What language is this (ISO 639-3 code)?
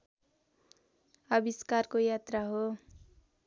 nep